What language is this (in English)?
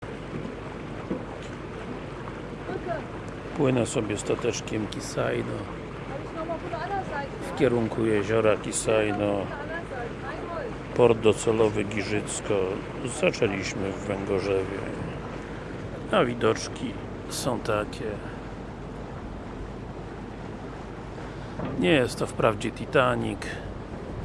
Polish